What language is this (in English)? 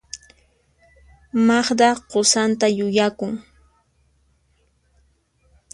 Puno Quechua